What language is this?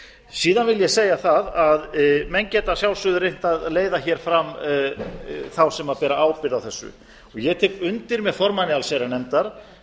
Icelandic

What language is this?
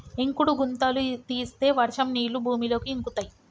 Telugu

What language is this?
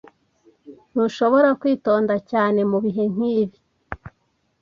Kinyarwanda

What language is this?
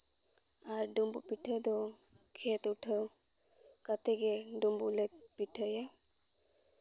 Santali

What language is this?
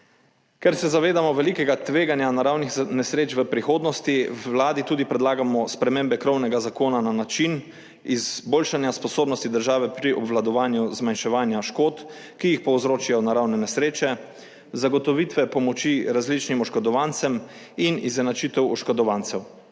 Slovenian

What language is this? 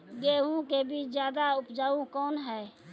Maithili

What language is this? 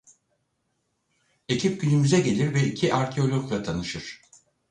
Turkish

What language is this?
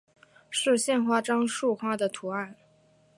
Chinese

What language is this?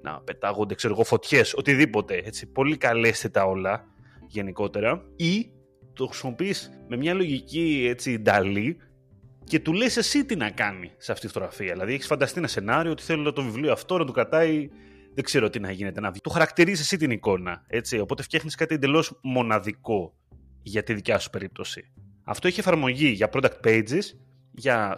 Greek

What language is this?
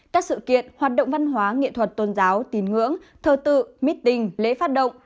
Vietnamese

